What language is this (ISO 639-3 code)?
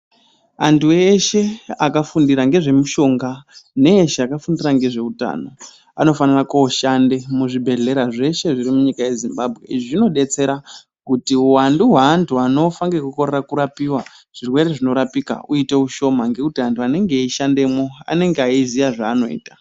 ndc